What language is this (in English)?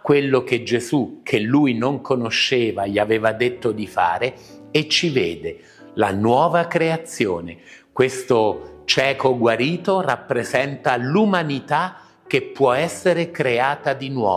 Italian